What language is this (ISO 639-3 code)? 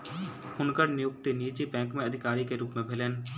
mai